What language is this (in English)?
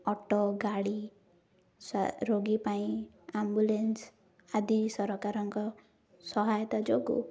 Odia